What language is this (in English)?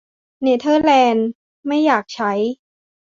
Thai